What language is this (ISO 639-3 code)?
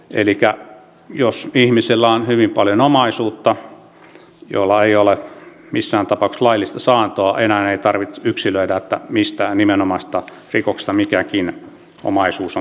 fin